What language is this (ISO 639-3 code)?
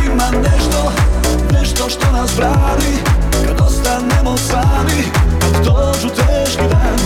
hrv